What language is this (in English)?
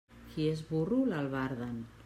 Catalan